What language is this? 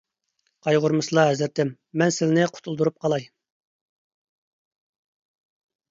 Uyghur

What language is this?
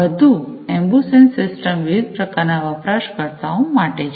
Gujarati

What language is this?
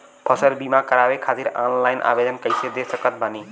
Bhojpuri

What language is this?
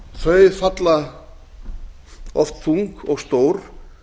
Icelandic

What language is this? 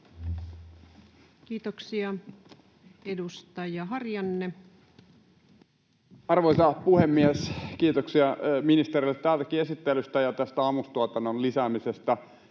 Finnish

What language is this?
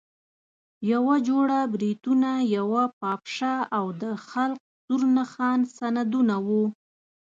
Pashto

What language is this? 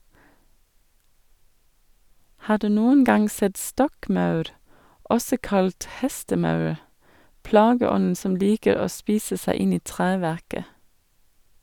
Norwegian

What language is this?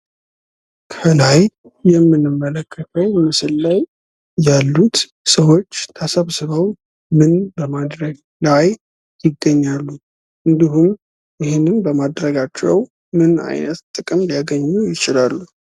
Amharic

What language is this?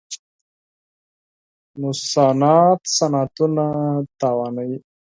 Pashto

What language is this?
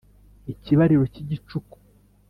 Kinyarwanda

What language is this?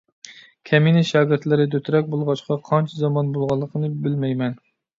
Uyghur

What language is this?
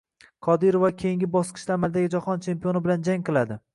Uzbek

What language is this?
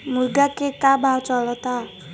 Bhojpuri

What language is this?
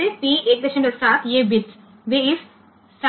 Gujarati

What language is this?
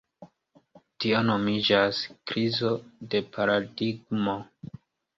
Esperanto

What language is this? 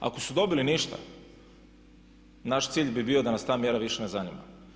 Croatian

